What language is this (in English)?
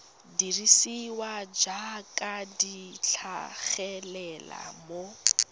Tswana